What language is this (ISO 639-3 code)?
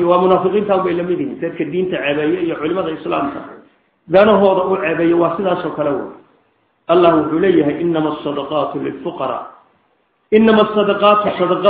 ara